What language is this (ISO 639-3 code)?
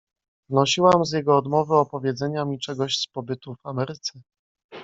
pol